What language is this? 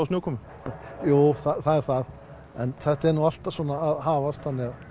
Icelandic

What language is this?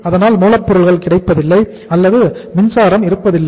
Tamil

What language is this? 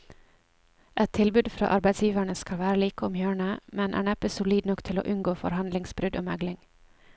Norwegian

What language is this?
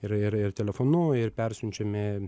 Lithuanian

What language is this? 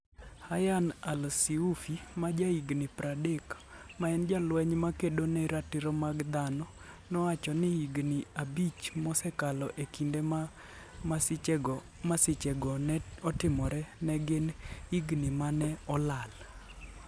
Luo (Kenya and Tanzania)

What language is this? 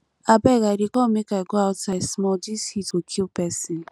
Nigerian Pidgin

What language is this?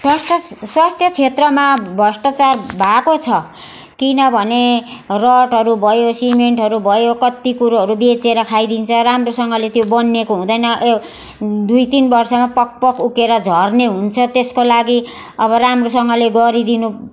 Nepali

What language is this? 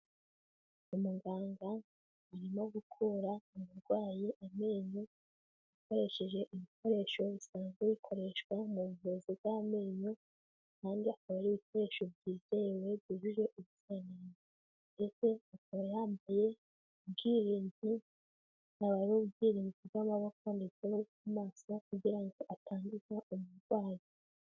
Kinyarwanda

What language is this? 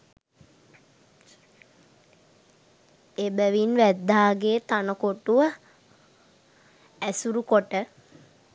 Sinhala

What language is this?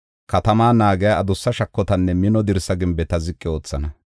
Gofa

